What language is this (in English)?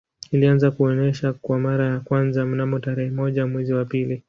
Swahili